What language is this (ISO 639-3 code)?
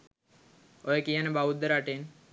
sin